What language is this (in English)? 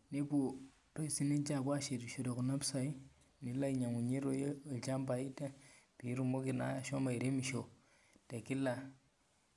Masai